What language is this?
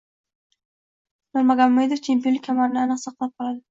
Uzbek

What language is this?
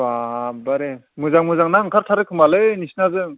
Bodo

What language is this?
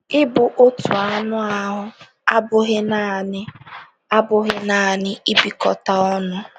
Igbo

